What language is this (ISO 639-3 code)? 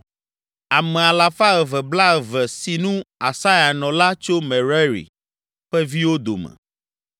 ewe